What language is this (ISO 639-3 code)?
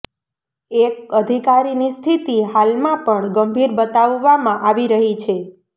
guj